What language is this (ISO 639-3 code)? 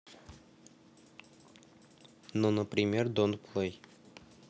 rus